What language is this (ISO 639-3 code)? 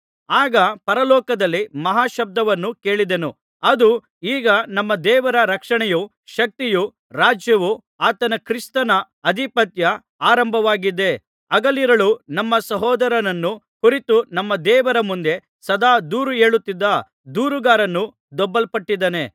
kan